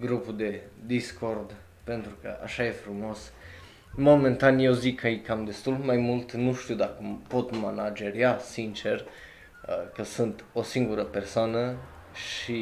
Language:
Romanian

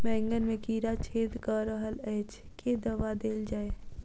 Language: Maithili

